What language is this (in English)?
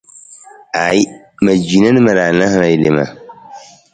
Nawdm